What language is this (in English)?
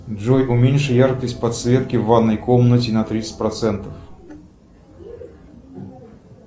Russian